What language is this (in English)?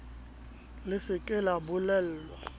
Southern Sotho